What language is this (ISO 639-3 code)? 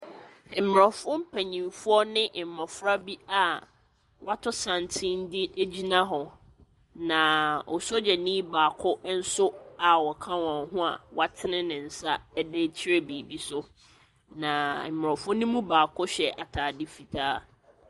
aka